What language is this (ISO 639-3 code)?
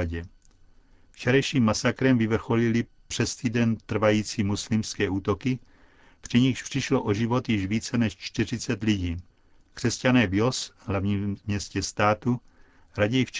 ces